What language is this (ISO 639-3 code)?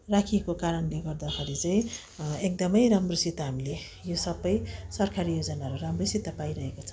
nep